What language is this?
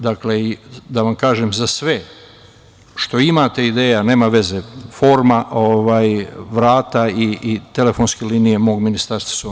Serbian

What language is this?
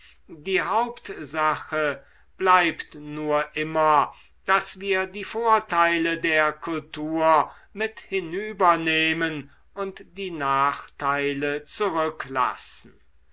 German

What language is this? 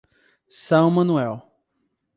Portuguese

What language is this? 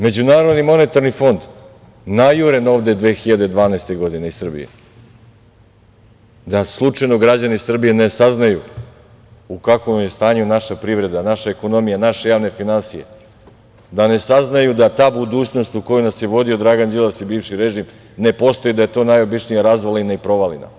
Serbian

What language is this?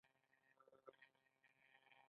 Pashto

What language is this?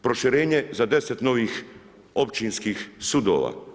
Croatian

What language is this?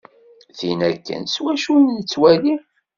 Kabyle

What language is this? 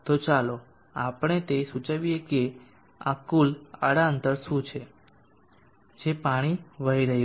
Gujarati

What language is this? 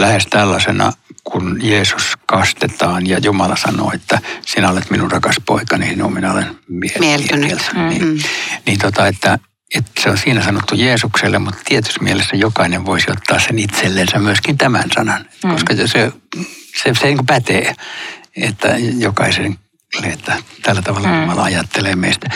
Finnish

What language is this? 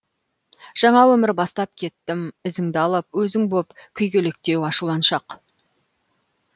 Kazakh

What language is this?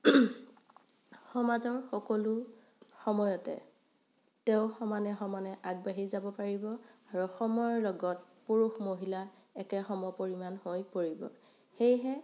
Assamese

